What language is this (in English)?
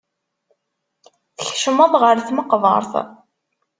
Kabyle